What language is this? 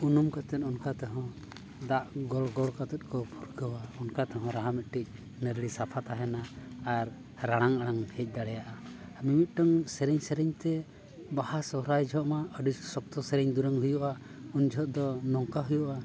Santali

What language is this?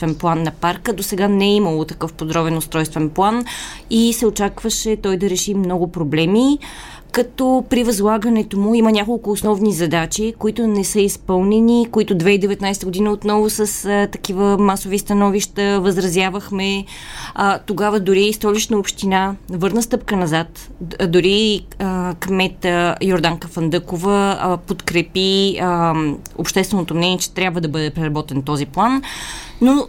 Bulgarian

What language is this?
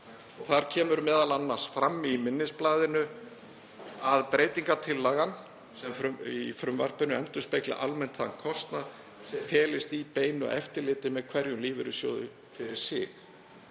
Icelandic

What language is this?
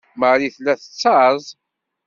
Kabyle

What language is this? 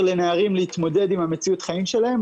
Hebrew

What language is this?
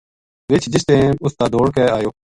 Gujari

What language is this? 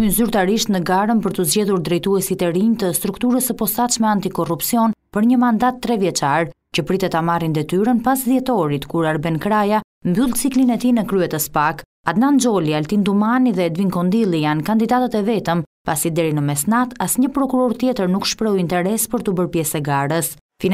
Romanian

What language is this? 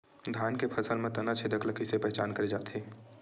Chhattisgarhi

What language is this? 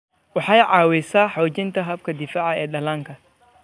Somali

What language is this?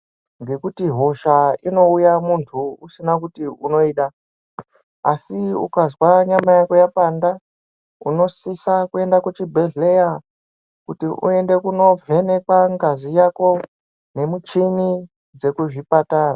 Ndau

